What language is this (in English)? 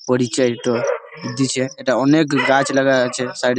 Bangla